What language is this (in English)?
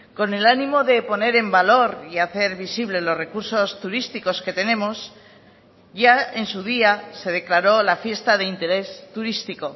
Spanish